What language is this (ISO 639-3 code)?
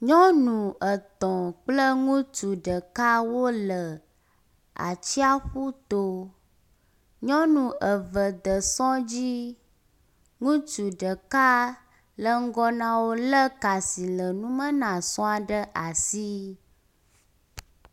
ewe